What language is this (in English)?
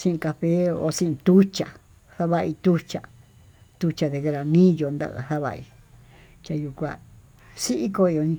Tututepec Mixtec